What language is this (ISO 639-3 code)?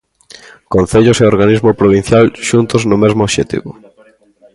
glg